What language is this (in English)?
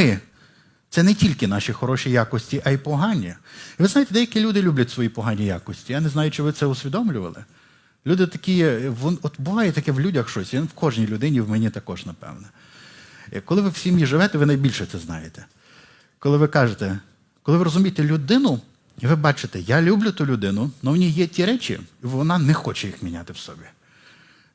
Ukrainian